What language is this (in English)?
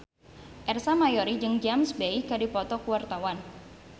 Sundanese